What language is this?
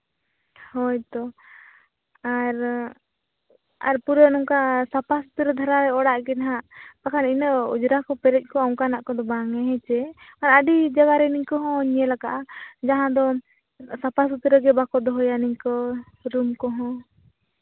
Santali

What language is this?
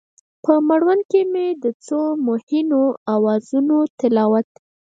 Pashto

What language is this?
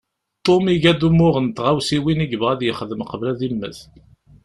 Kabyle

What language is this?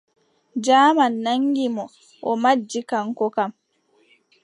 Adamawa Fulfulde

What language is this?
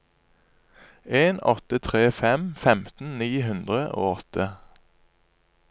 Norwegian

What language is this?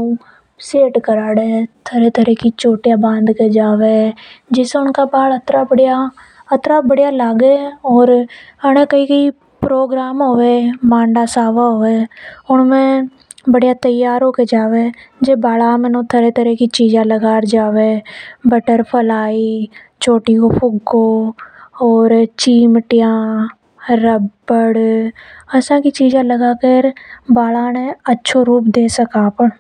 Hadothi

